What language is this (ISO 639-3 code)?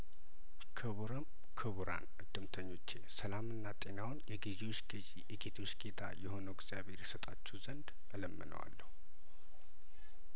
amh